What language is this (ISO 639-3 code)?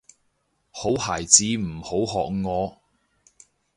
yue